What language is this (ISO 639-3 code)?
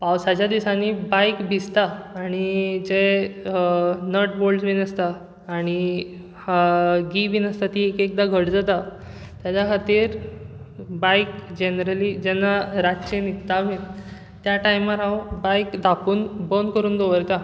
kok